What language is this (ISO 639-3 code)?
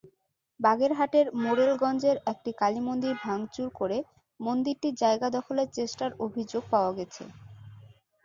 ben